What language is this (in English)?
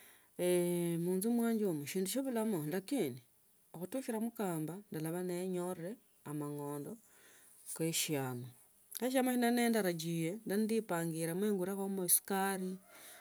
Tsotso